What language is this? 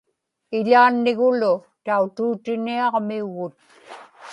Inupiaq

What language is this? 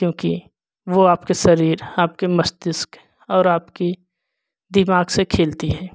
Hindi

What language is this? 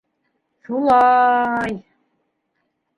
Bashkir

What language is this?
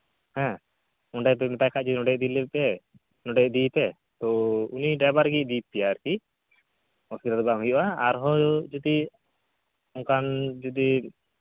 Santali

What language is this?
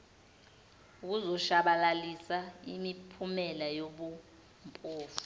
Zulu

